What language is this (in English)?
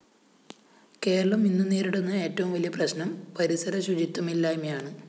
Malayalam